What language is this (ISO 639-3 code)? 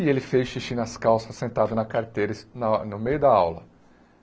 por